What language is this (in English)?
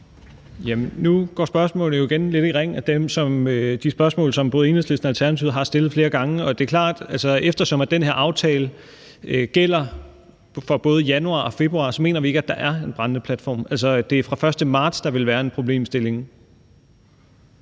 Danish